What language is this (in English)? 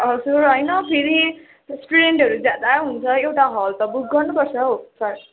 Nepali